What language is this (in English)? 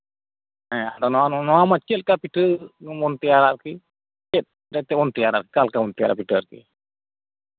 Santali